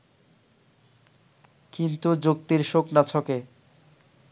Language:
Bangla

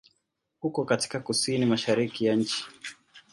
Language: Swahili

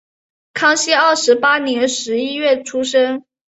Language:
Chinese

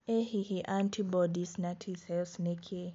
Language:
Kikuyu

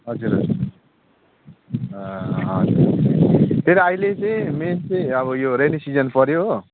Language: Nepali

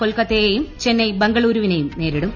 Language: Malayalam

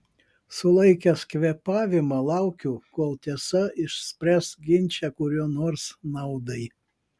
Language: Lithuanian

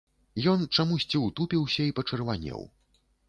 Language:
Belarusian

